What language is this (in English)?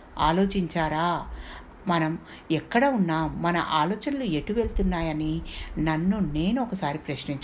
Telugu